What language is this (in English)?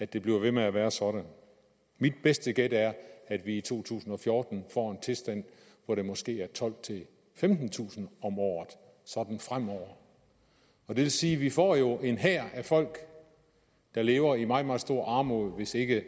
Danish